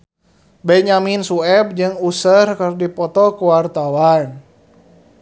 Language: Sundanese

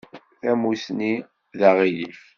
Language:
Kabyle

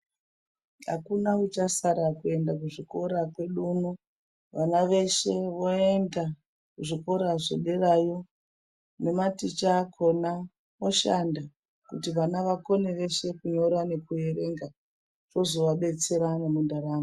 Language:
Ndau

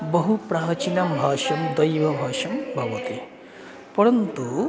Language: Sanskrit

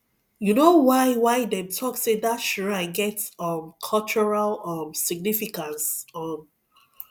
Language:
Nigerian Pidgin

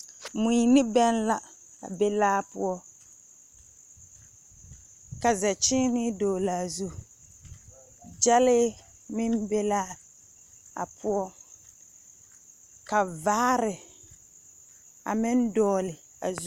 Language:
Southern Dagaare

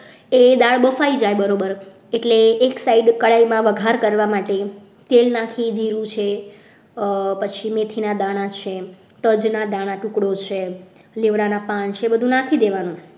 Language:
Gujarati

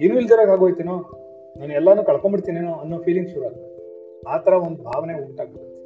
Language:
Kannada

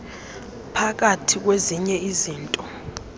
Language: Xhosa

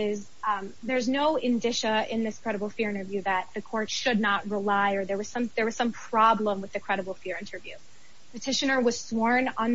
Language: English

